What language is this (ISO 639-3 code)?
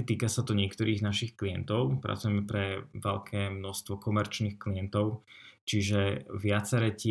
slk